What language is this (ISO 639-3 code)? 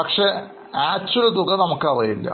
mal